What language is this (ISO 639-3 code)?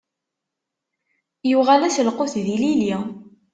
kab